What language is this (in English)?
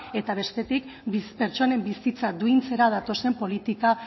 Basque